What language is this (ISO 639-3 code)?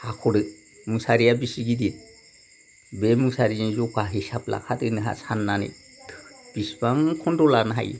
brx